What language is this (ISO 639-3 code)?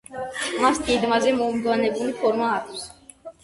kat